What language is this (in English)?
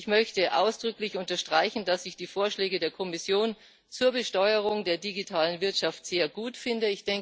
German